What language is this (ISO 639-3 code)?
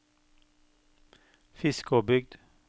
nor